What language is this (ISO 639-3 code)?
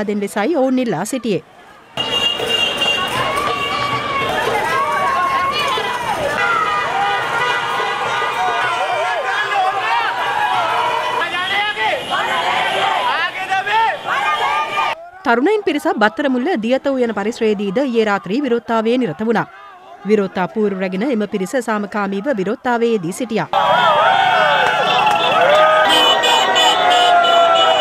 ind